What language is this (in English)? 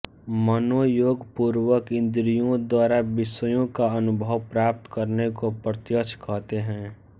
Hindi